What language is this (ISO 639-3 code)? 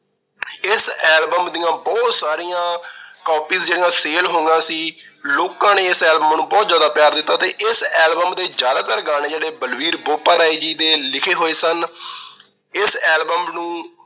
pan